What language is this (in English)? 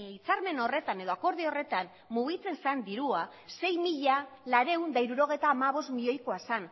Basque